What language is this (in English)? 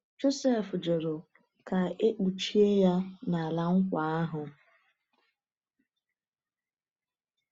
Igbo